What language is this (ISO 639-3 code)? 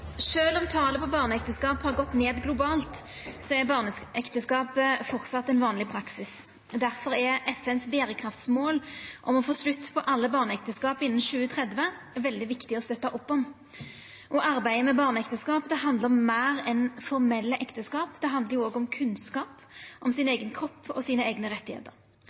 nno